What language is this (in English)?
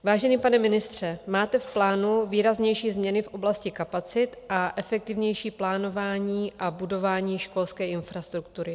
Czech